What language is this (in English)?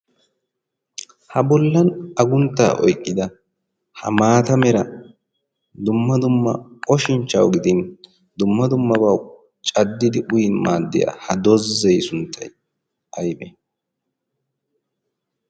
Wolaytta